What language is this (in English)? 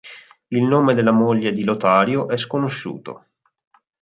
Italian